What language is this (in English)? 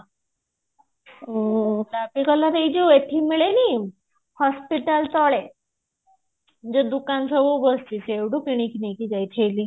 Odia